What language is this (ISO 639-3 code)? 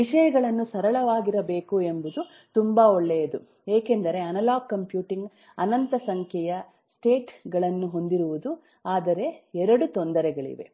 kan